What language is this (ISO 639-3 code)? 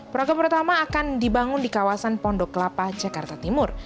ind